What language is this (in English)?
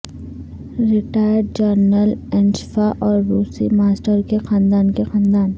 Urdu